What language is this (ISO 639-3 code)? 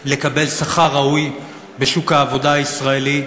heb